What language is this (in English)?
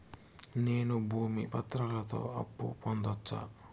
Telugu